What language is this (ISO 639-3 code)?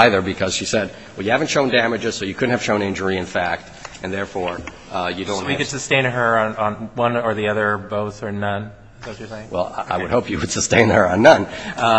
eng